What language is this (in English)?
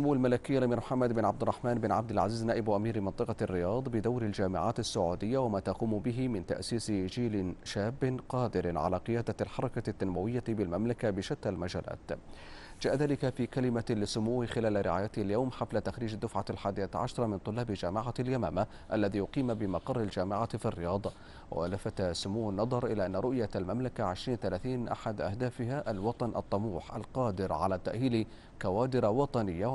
Arabic